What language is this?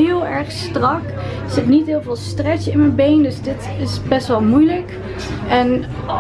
Dutch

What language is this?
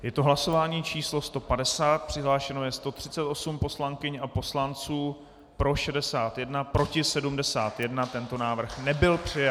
Czech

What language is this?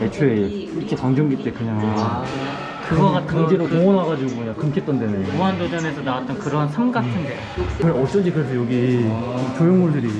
Korean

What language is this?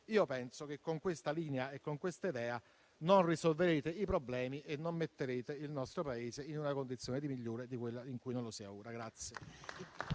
Italian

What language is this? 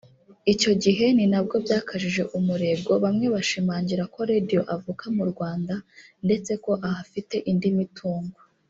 Kinyarwanda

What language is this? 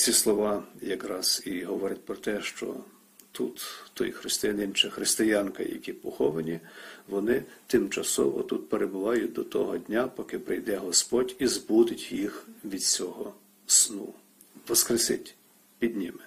Ukrainian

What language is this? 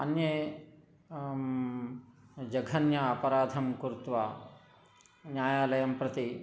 Sanskrit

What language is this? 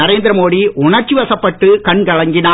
Tamil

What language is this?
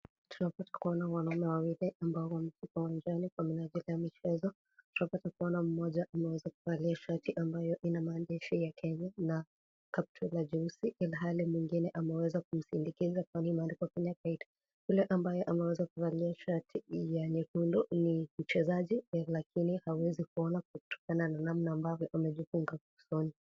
Swahili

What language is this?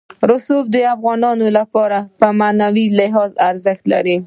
Pashto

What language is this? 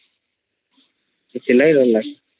Odia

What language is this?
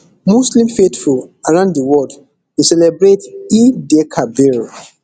Nigerian Pidgin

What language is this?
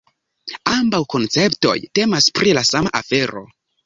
Esperanto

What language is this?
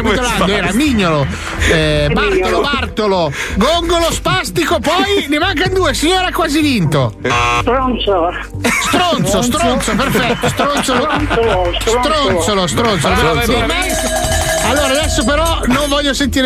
Italian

